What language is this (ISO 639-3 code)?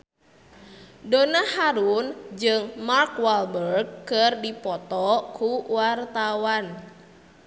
sun